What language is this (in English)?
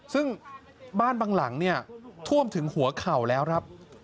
Thai